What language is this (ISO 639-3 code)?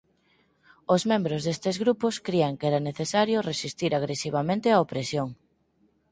glg